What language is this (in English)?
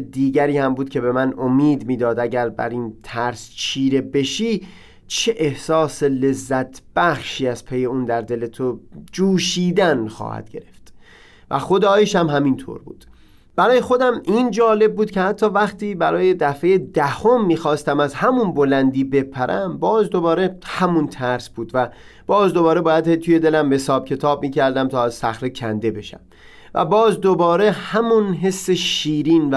Persian